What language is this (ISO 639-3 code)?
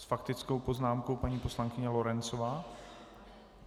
ces